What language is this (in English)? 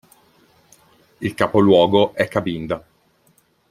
Italian